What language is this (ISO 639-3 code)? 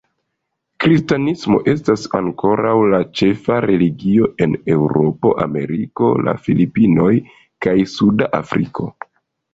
epo